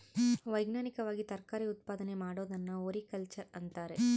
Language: Kannada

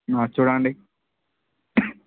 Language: Telugu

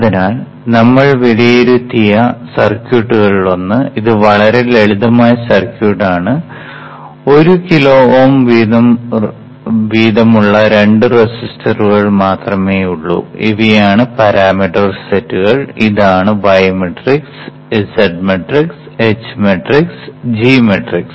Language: Malayalam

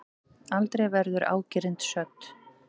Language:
Icelandic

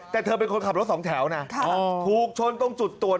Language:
Thai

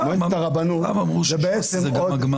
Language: Hebrew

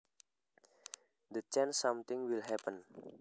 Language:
Javanese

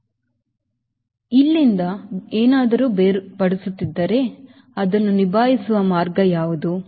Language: Kannada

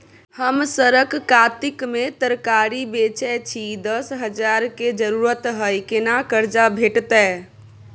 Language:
Maithili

